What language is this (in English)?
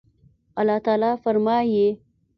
Pashto